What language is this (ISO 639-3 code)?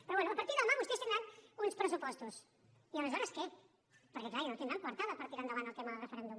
cat